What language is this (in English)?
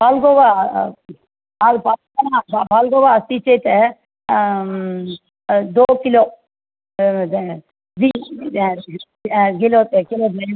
Sanskrit